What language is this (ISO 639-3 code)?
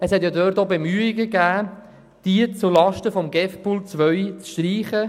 gsw